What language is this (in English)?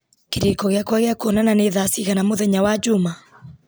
Kikuyu